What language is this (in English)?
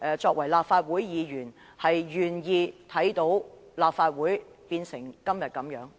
Cantonese